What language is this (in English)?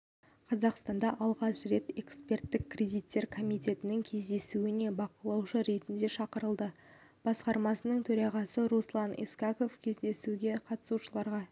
Kazakh